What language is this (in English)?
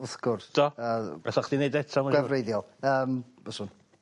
Welsh